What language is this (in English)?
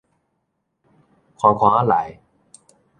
Min Nan Chinese